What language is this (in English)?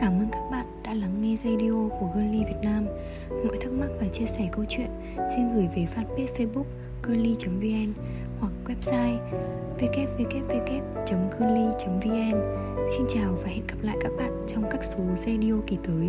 Vietnamese